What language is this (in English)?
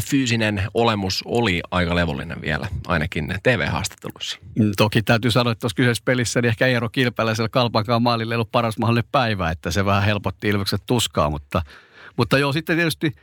Finnish